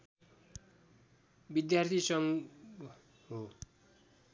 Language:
Nepali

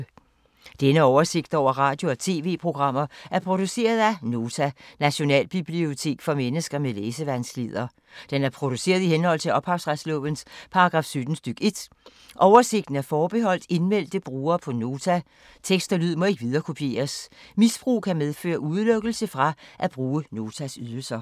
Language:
Danish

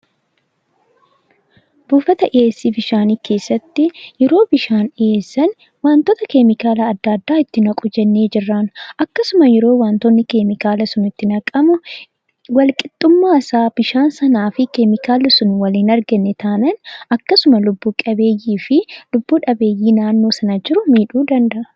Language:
Oromo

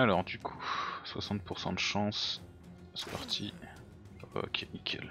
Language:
French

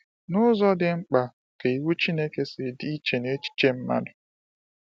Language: Igbo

